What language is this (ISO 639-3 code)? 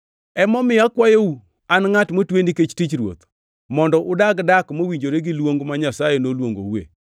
luo